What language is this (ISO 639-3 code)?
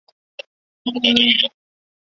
zho